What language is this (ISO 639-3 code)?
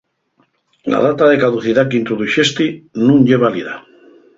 ast